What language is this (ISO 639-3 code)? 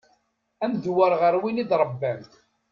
kab